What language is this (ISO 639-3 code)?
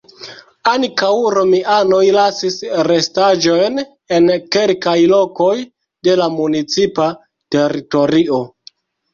epo